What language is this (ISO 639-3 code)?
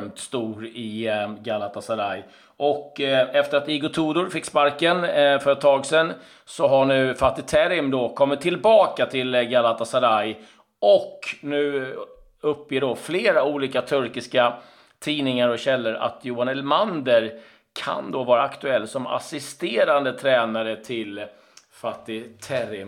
swe